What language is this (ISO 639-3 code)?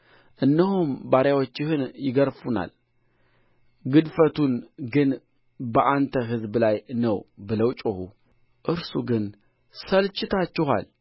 amh